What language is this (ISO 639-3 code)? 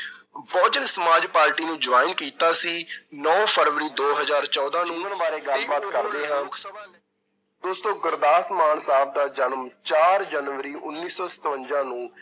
pan